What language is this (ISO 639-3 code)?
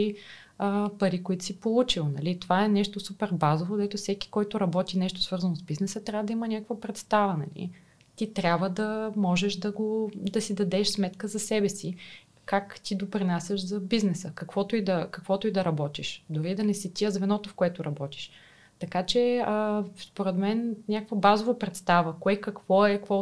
bul